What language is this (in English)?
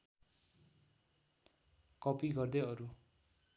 Nepali